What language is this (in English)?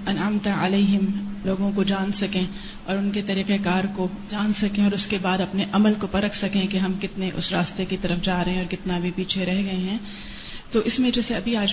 Urdu